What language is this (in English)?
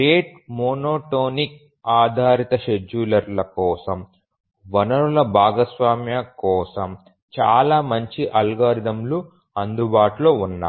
Telugu